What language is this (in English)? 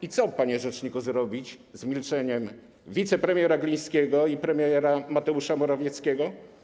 Polish